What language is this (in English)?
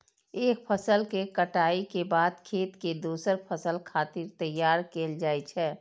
Maithili